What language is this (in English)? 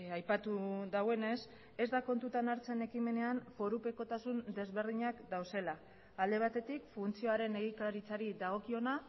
Basque